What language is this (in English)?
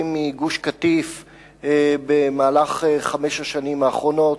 Hebrew